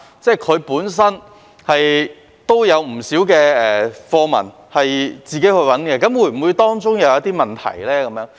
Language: Cantonese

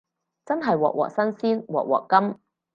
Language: Cantonese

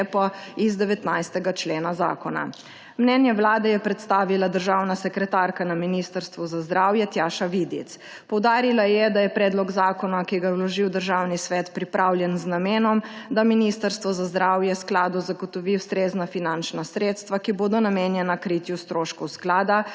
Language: Slovenian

